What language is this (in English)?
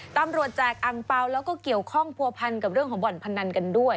Thai